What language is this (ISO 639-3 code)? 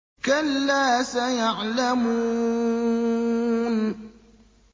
ara